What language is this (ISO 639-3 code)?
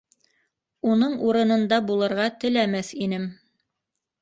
bak